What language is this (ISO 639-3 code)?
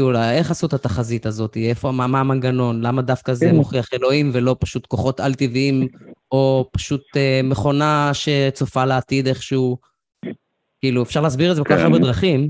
heb